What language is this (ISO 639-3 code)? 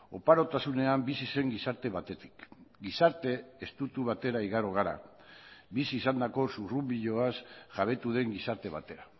eus